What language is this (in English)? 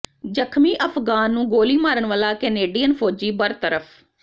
Punjabi